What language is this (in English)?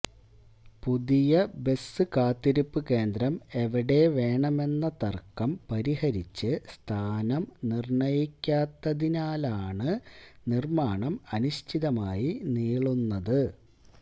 Malayalam